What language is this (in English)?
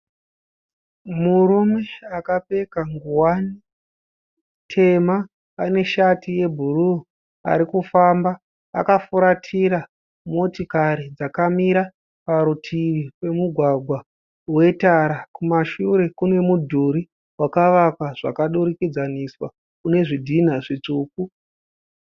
Shona